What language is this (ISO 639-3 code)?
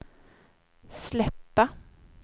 swe